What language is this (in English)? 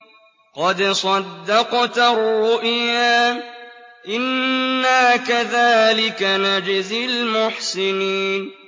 Arabic